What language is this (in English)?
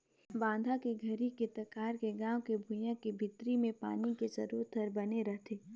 Chhattisgarhi